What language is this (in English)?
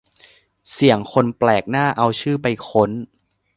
Thai